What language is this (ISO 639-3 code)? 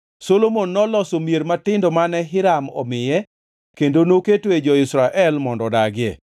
luo